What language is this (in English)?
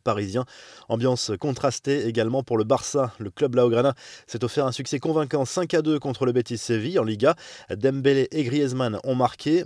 French